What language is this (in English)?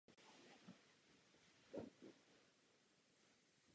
Czech